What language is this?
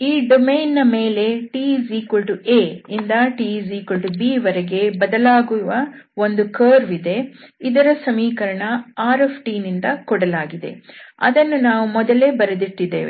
Kannada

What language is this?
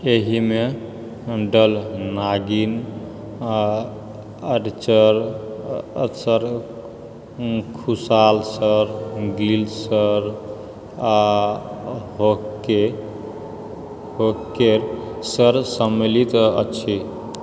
Maithili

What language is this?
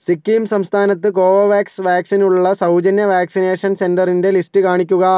Malayalam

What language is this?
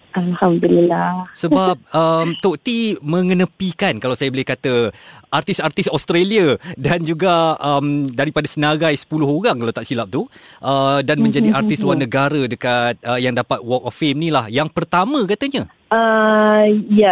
Malay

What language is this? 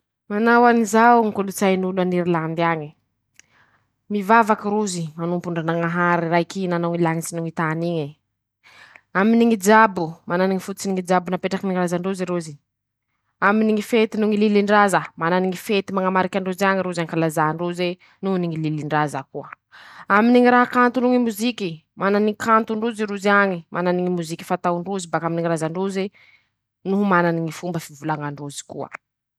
Masikoro Malagasy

